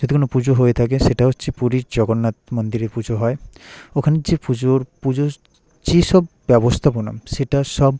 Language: Bangla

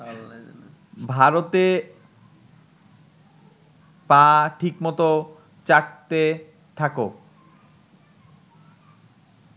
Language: Bangla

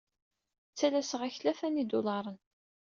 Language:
Kabyle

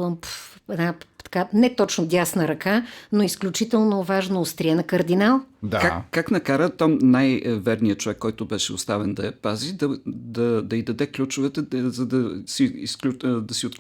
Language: Bulgarian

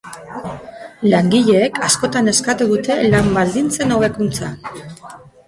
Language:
Basque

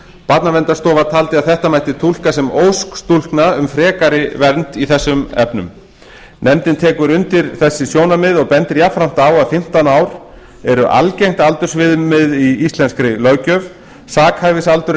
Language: Icelandic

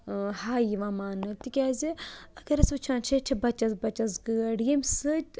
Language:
Kashmiri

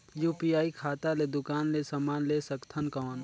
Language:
Chhattisgarhi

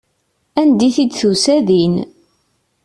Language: Kabyle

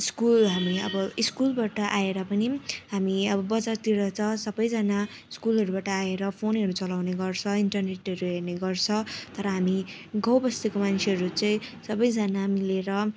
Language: Nepali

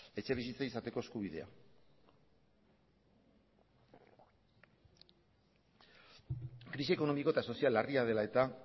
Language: Basque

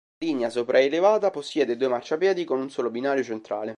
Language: Italian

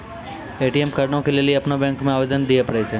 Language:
Maithili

